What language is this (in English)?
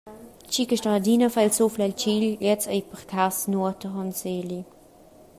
Romansh